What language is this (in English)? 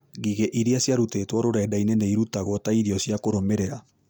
Kikuyu